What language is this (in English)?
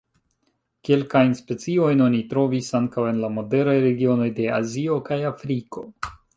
Esperanto